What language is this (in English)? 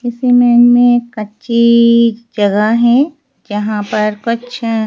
Hindi